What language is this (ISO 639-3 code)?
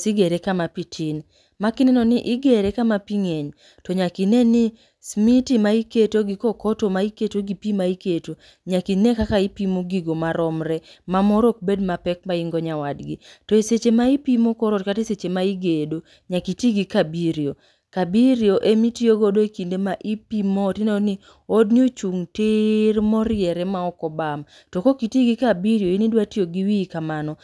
luo